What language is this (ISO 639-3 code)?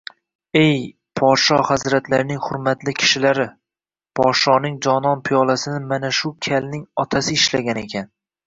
uzb